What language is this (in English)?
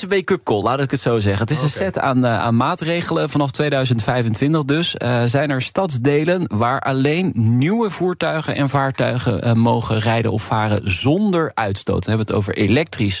Dutch